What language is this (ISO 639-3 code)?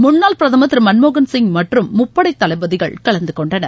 tam